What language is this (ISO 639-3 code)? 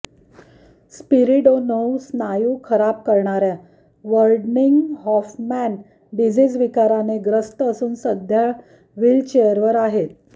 mar